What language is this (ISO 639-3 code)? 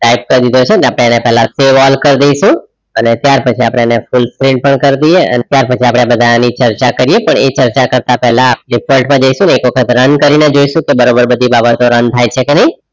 guj